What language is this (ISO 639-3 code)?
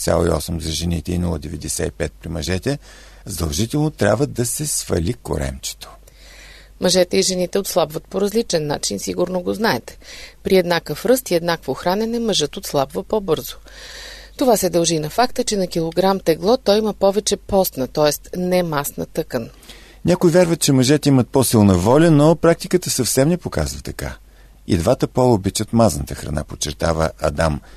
bul